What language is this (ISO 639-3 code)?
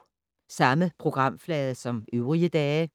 dan